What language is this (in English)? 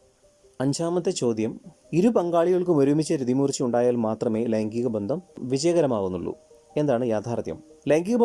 Malayalam